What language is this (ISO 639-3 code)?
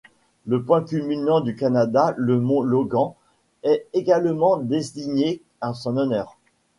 fra